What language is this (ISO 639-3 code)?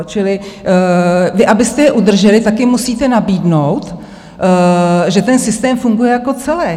ces